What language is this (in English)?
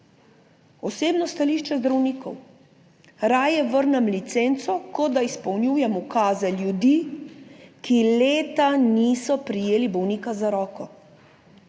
Slovenian